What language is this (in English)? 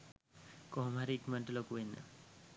Sinhala